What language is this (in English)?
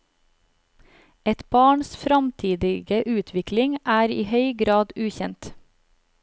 Norwegian